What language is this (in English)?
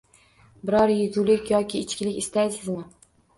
Uzbek